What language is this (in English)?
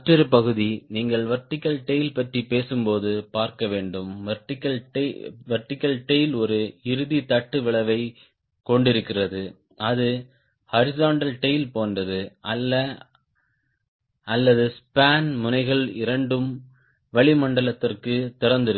Tamil